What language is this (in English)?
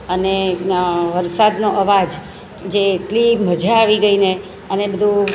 Gujarati